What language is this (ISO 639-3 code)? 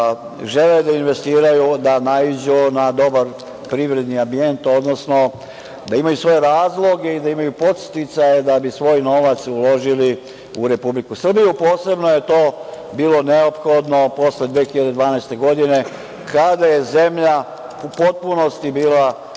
srp